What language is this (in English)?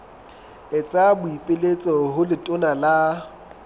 Southern Sotho